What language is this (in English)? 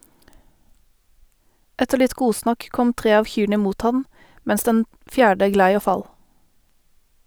Norwegian